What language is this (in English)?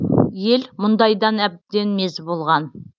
Kazakh